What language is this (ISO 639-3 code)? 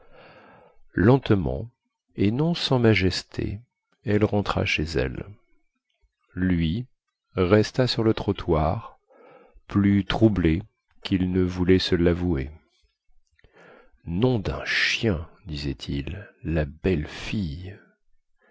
fra